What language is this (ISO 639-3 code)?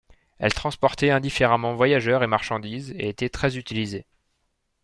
fra